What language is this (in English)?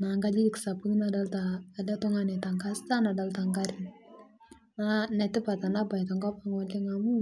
Masai